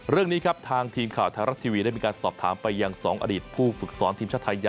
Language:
Thai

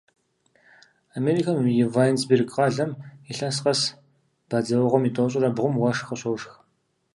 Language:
Kabardian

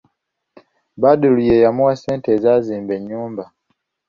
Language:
Ganda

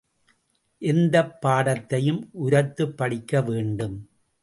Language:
Tamil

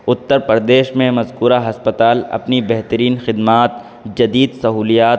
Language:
Urdu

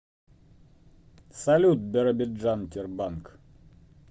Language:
Russian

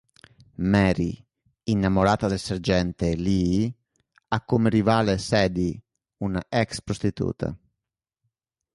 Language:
Italian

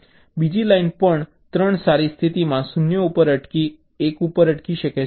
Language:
Gujarati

